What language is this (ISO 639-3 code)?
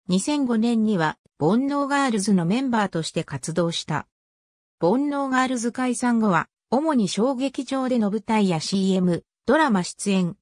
jpn